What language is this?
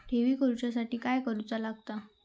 Marathi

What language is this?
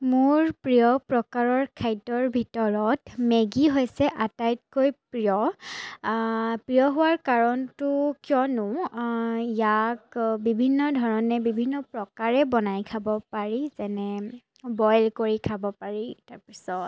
Assamese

